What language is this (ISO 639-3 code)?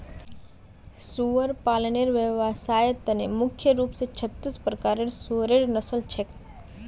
mag